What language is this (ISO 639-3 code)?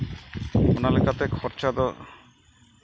sat